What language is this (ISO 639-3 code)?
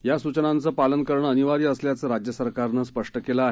mar